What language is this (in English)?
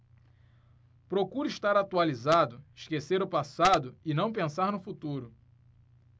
Portuguese